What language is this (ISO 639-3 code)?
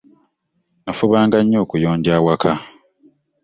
lug